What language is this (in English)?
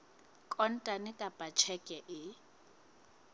Southern Sotho